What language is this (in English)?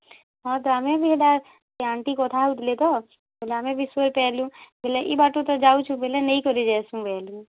Odia